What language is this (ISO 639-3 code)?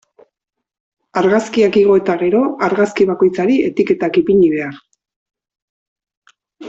eus